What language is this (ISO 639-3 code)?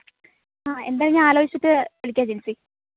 mal